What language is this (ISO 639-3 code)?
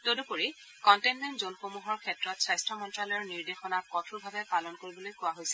asm